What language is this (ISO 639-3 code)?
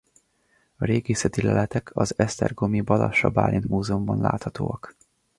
hun